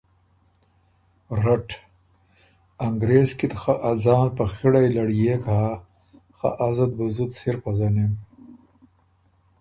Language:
Ormuri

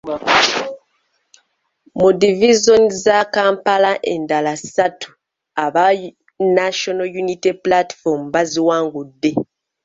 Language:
Ganda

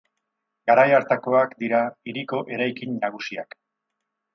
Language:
Basque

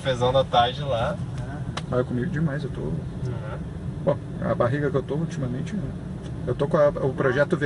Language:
Portuguese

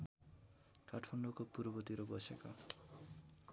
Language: Nepali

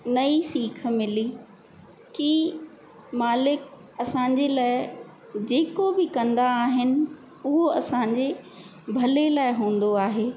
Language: Sindhi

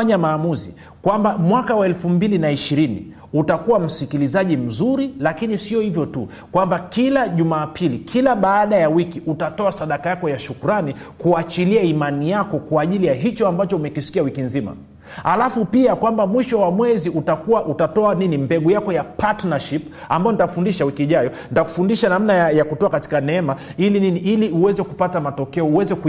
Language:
Swahili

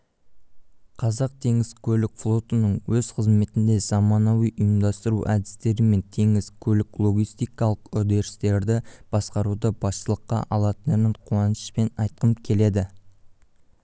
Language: Kazakh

